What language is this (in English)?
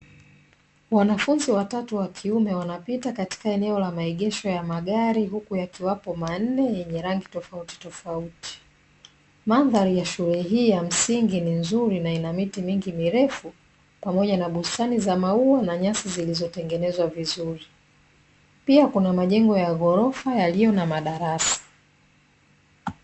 Swahili